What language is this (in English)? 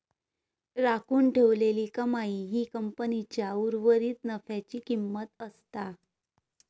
Marathi